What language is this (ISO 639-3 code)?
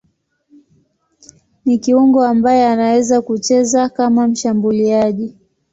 swa